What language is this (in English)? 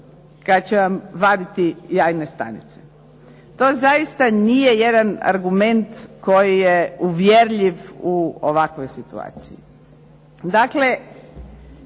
Croatian